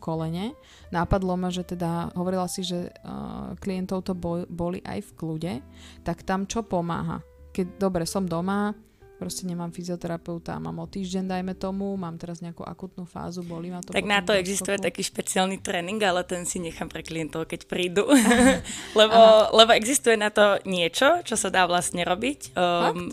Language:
Slovak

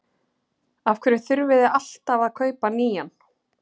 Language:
Icelandic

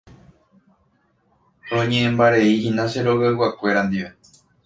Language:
Guarani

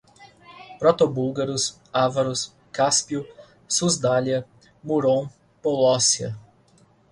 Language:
Portuguese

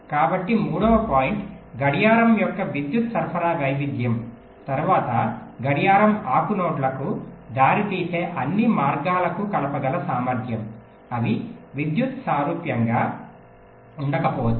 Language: Telugu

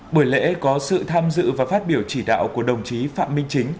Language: Vietnamese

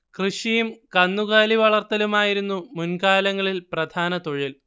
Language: Malayalam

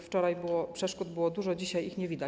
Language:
Polish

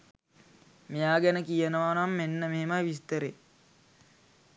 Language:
Sinhala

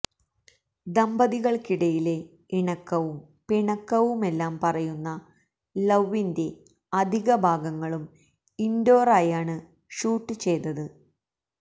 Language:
Malayalam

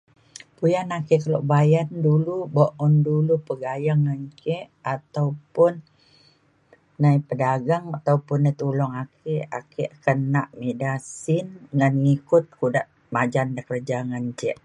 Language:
Mainstream Kenyah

